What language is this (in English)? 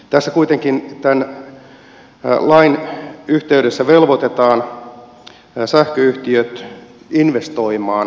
Finnish